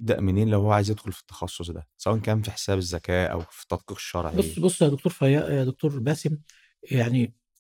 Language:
Arabic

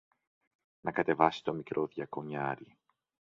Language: Greek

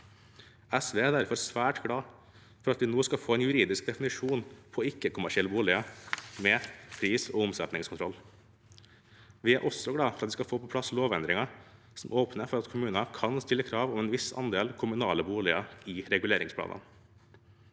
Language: Norwegian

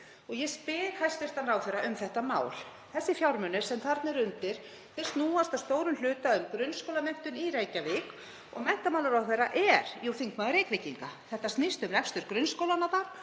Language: Icelandic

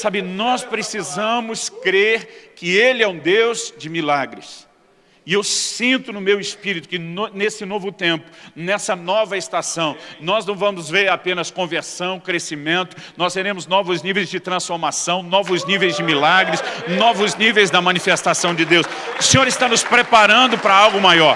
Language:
Portuguese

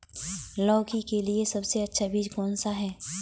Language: Hindi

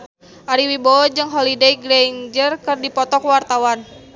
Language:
Sundanese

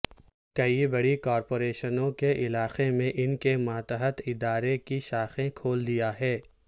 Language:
Urdu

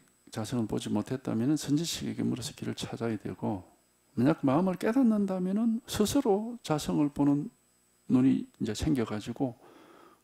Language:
Korean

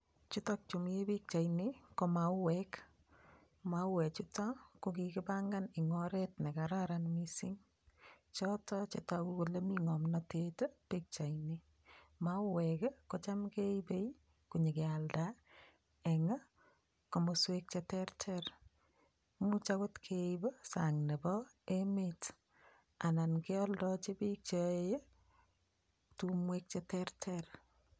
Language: Kalenjin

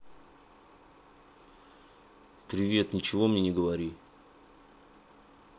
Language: Russian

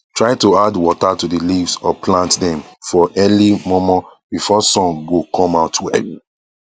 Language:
Nigerian Pidgin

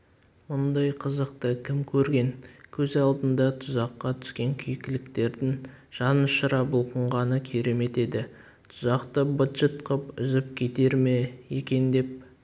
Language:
Kazakh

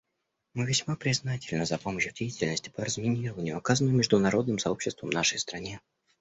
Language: Russian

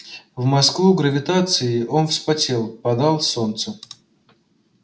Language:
Russian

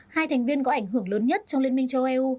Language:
Vietnamese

